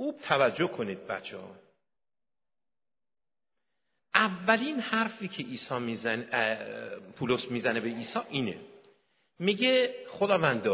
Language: Persian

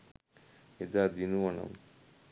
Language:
Sinhala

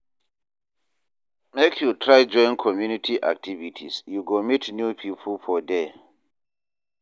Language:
Nigerian Pidgin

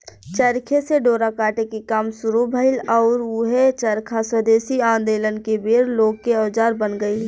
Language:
Bhojpuri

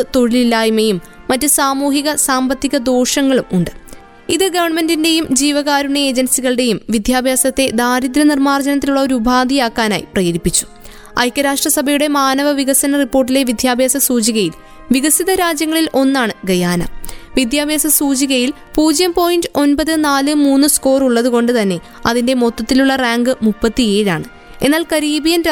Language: Malayalam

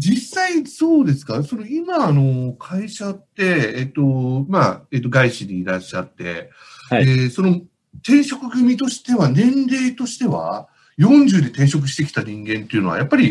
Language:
Japanese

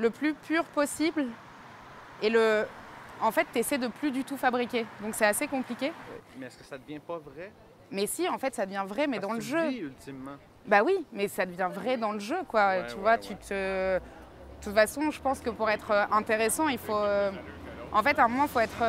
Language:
French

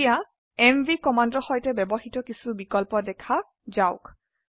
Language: Assamese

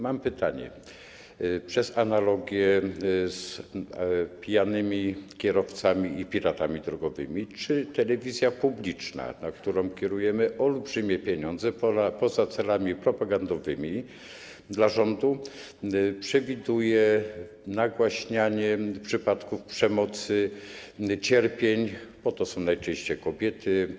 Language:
Polish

